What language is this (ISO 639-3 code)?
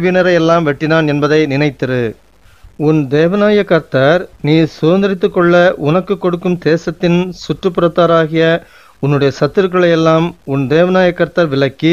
kor